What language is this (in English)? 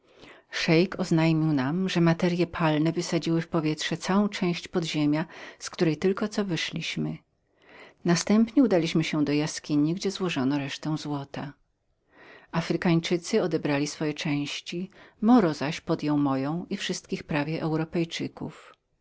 Polish